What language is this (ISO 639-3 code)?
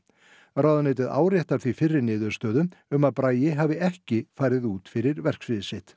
isl